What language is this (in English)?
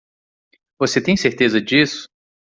Portuguese